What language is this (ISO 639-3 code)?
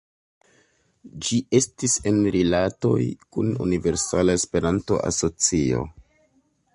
epo